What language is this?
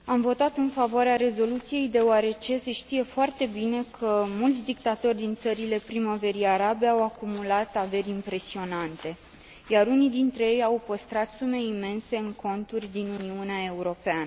Romanian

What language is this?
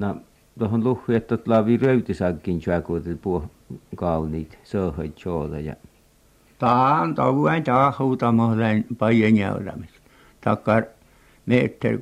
Finnish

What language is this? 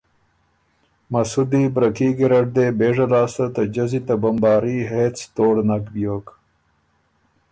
Ormuri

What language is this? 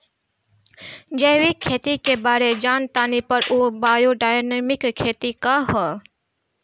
Bhojpuri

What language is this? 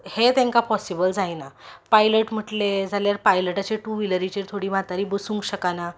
Konkani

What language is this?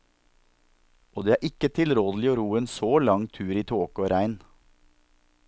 Norwegian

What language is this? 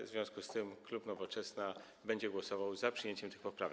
Polish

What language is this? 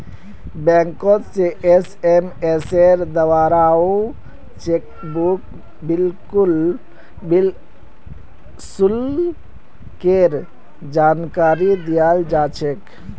Magahi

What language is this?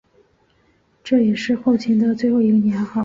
Chinese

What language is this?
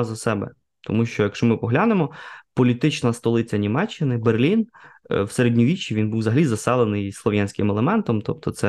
Ukrainian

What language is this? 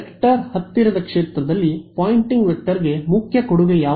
Kannada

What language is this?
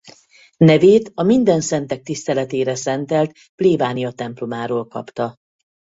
Hungarian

